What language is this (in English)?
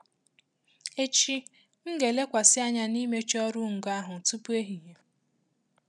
Igbo